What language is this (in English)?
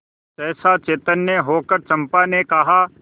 Hindi